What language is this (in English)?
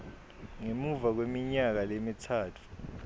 Swati